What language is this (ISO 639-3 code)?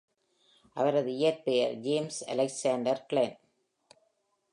tam